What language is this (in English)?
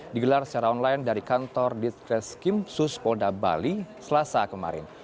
Indonesian